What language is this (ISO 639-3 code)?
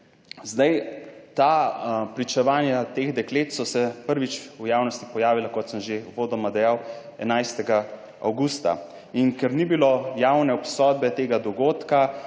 slv